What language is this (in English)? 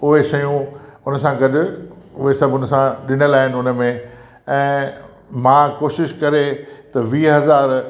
Sindhi